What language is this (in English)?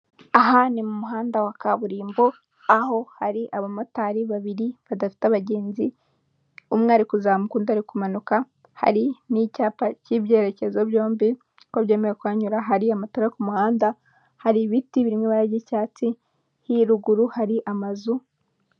Kinyarwanda